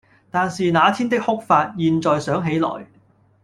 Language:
Cantonese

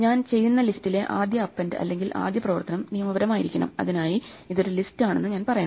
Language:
Malayalam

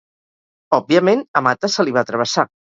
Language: Catalan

